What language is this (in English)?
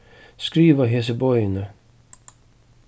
Faroese